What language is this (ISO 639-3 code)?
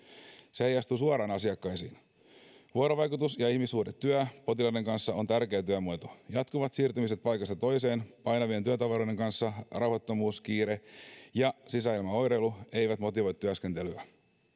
fin